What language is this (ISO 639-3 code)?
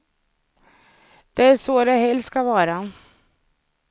swe